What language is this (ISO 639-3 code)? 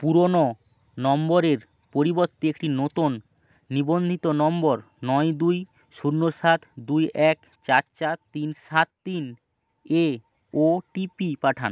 ben